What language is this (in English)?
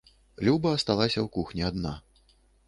Belarusian